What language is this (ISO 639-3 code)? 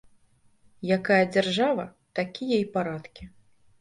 bel